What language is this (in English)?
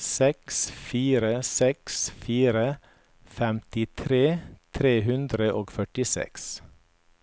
Norwegian